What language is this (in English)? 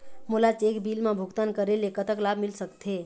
Chhattisgarhi